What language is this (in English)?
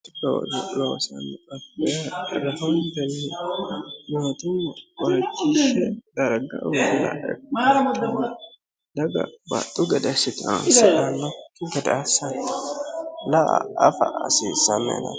Sidamo